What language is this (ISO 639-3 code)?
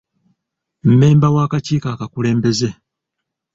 lug